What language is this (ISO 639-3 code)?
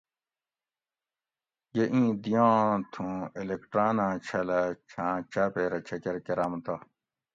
gwc